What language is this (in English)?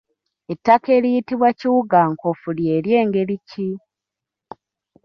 Ganda